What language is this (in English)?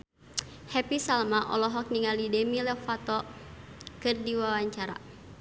Sundanese